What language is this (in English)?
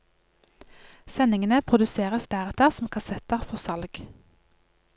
Norwegian